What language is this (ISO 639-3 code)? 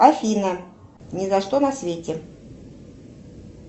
rus